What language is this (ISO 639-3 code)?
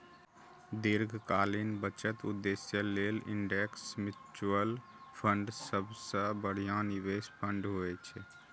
mai